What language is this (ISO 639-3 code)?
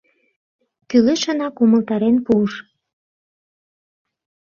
chm